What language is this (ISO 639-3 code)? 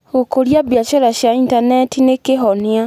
kik